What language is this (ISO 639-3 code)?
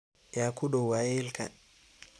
som